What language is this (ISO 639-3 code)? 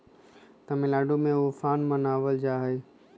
mag